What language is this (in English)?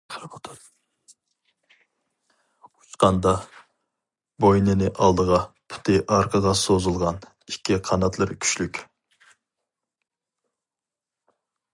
Uyghur